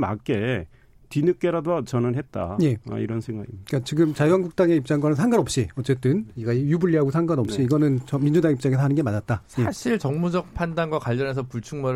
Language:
Korean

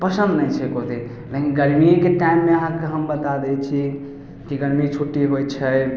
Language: Maithili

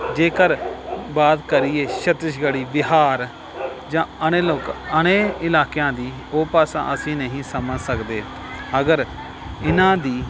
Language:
Punjabi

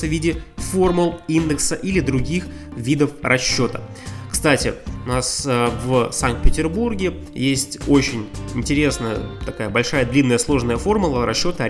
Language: Russian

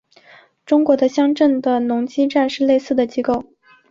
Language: Chinese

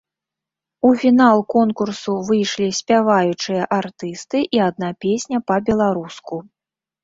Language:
Belarusian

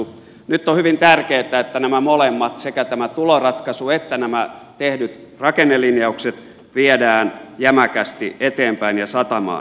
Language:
Finnish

